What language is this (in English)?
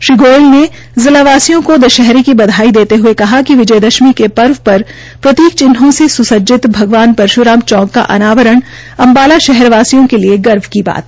Hindi